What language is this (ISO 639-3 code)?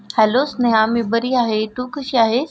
mar